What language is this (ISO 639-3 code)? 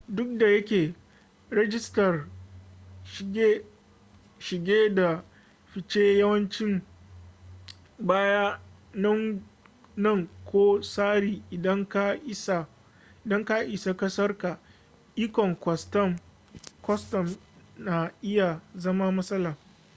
hau